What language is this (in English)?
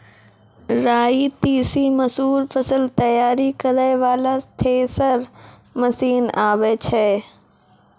Maithili